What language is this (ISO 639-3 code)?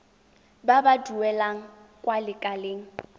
tsn